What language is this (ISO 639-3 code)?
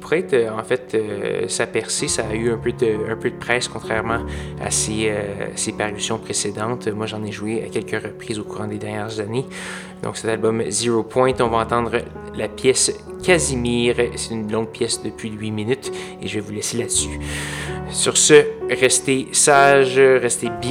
fra